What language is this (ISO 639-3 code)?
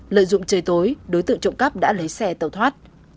vie